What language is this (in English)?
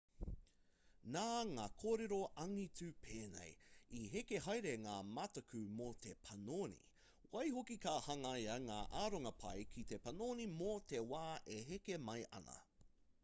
Māori